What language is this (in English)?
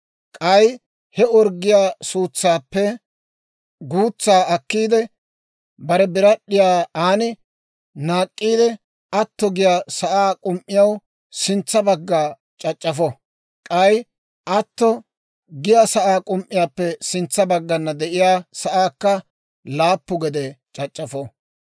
Dawro